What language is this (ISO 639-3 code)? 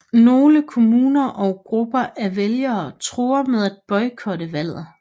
dan